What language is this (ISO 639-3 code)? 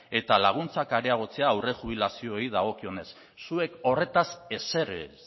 eus